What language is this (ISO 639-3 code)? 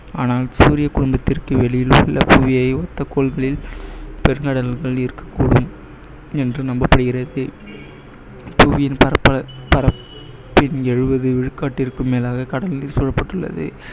tam